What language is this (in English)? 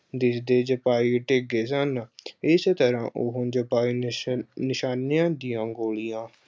Punjabi